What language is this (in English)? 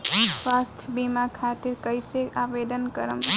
Bhojpuri